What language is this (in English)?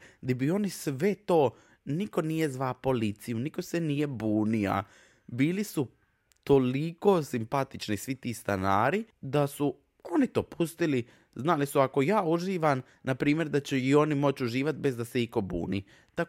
Croatian